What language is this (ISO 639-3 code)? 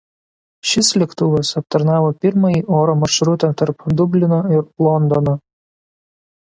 lit